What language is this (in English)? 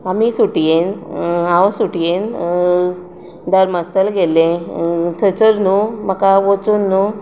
Konkani